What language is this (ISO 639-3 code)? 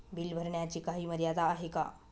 mar